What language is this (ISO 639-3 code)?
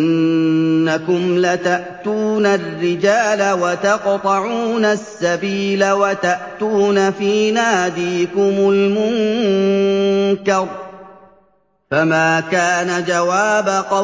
ara